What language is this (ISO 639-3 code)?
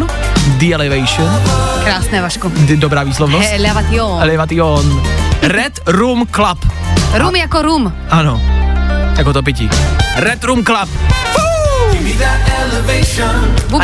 ces